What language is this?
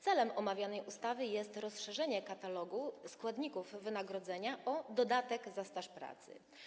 Polish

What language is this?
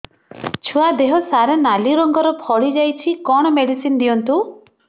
Odia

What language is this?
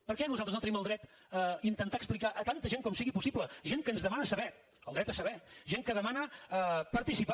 Catalan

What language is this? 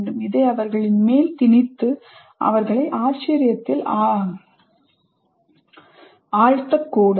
Tamil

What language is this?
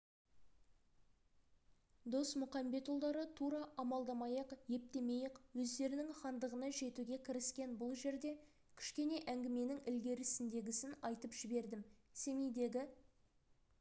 Kazakh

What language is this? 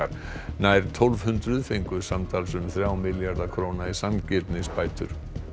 Icelandic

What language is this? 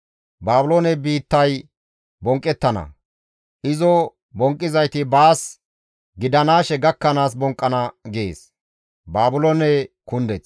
Gamo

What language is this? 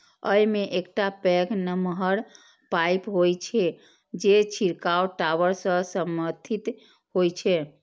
Maithili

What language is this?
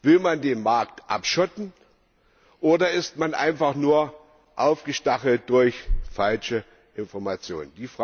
German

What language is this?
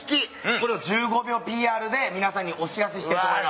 Japanese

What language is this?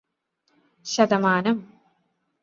Malayalam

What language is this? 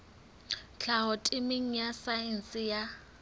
Southern Sotho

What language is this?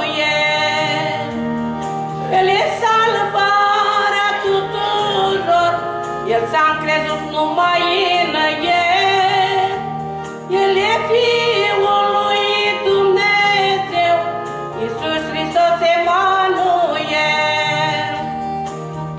Romanian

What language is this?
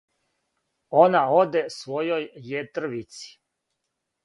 Serbian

